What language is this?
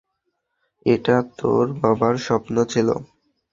Bangla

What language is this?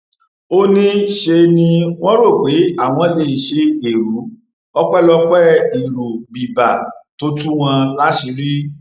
Yoruba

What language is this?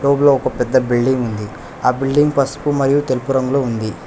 Telugu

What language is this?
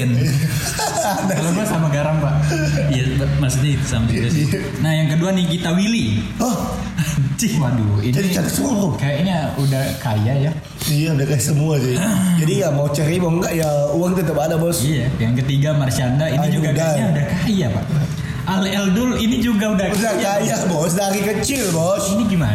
Indonesian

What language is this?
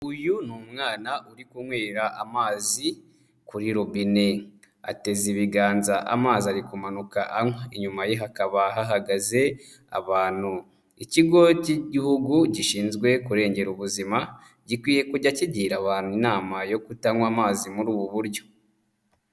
Kinyarwanda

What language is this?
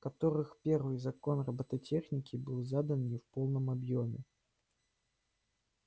Russian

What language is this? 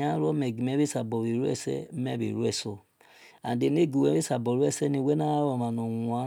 Esan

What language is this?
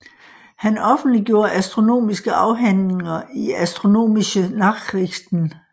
Danish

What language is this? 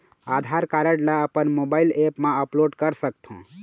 Chhattisgarhi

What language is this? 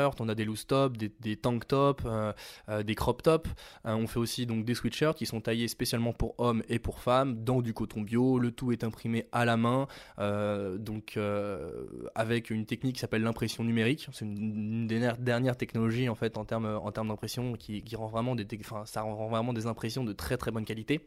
French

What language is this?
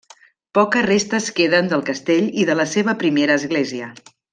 Catalan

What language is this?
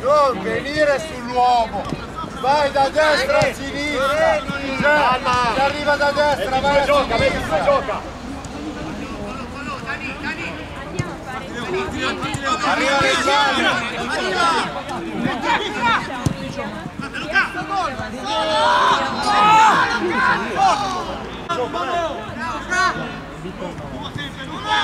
Italian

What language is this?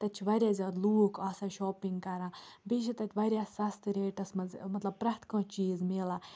Kashmiri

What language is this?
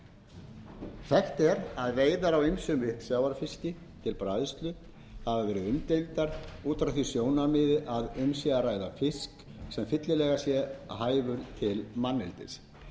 Icelandic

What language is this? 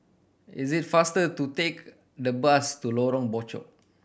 English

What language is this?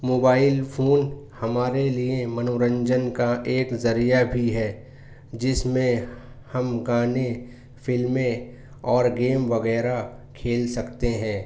Urdu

